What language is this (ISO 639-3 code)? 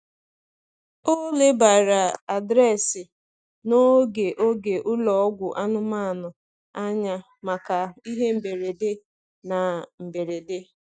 ibo